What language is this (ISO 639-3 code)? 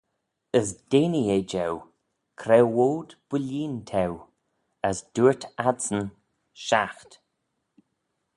glv